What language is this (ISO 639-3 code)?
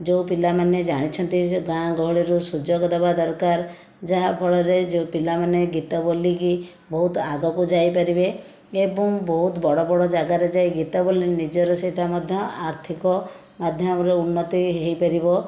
ori